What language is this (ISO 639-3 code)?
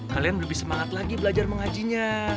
ind